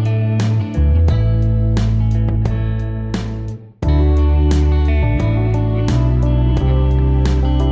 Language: Vietnamese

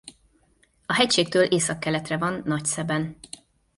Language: Hungarian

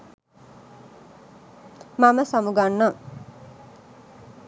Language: Sinhala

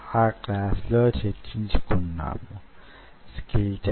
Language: Telugu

